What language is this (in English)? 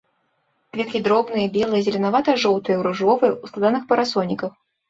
Belarusian